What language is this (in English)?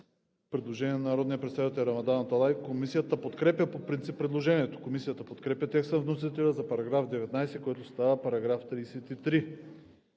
Bulgarian